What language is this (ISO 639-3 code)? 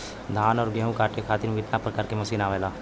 bho